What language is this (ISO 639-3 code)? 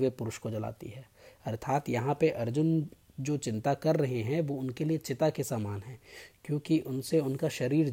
hin